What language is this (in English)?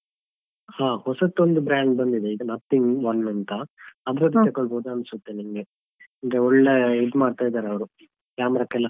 Kannada